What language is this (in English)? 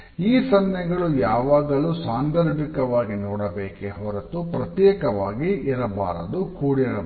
Kannada